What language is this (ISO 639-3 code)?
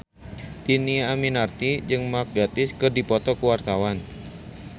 sun